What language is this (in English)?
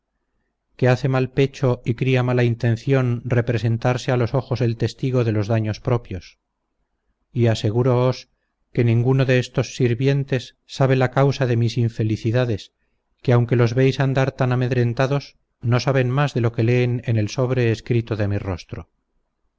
Spanish